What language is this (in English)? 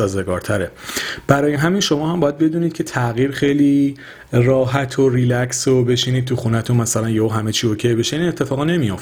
Persian